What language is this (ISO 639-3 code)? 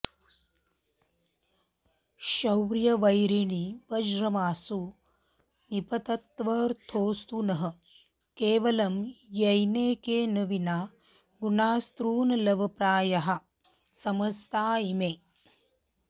san